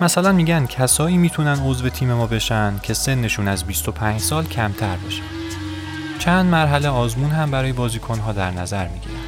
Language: Persian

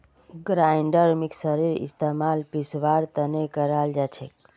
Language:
Magahi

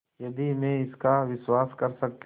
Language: Hindi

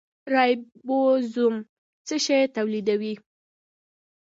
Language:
Pashto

